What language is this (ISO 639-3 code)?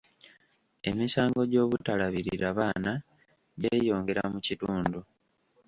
lug